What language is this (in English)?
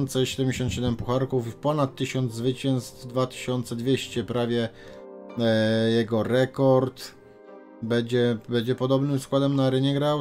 Polish